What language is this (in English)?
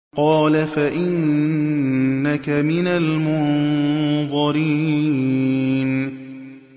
Arabic